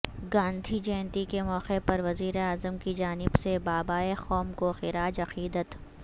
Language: Urdu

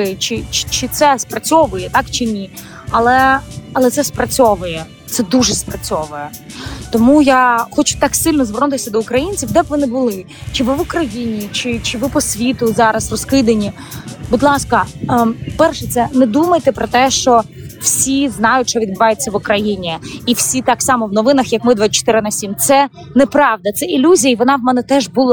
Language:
Ukrainian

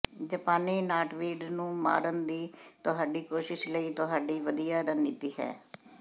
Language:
Punjabi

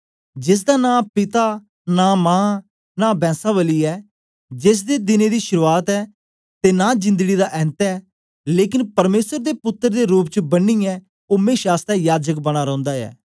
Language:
Dogri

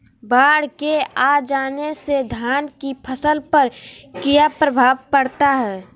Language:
Magahi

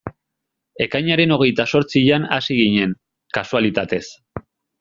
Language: Basque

